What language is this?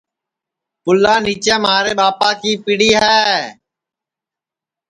Sansi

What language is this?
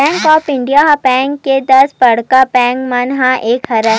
Chhattisgarhi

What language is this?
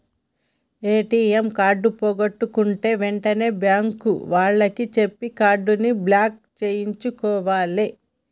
Telugu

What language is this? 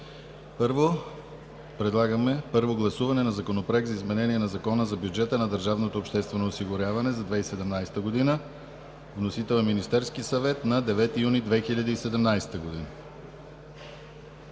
Bulgarian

